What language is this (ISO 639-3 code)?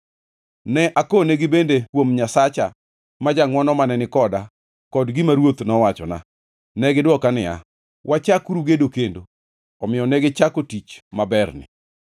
luo